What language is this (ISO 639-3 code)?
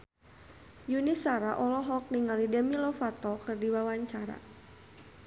sun